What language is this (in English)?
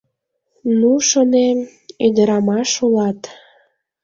Mari